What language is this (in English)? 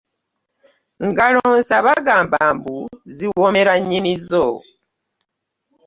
Ganda